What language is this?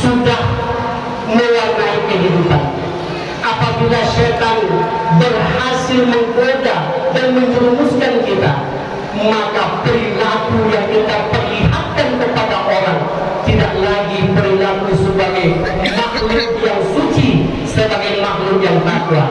Indonesian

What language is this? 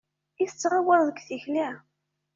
Kabyle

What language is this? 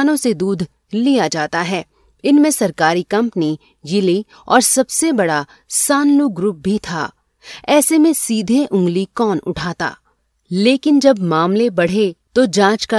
Hindi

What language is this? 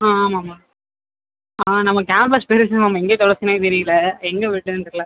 Tamil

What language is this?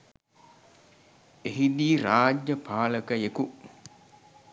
Sinhala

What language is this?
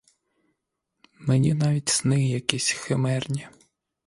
Ukrainian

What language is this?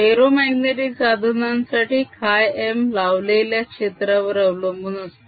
Marathi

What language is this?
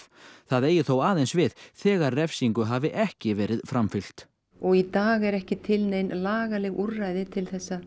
Icelandic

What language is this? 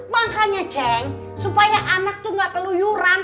Indonesian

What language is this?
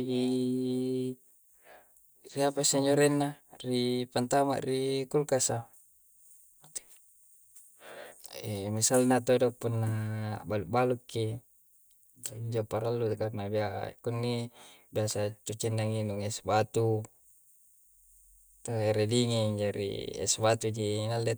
Coastal Konjo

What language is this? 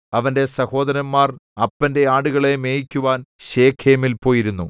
Malayalam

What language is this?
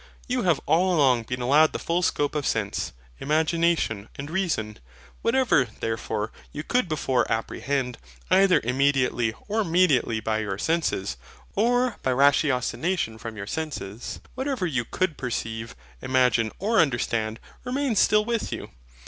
English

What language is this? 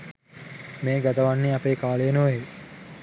Sinhala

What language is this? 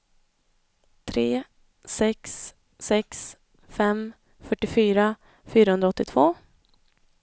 Swedish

